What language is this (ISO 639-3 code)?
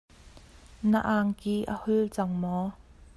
cnh